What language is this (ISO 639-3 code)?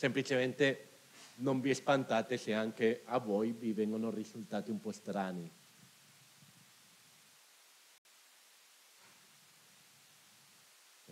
ita